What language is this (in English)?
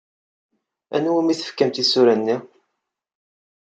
Kabyle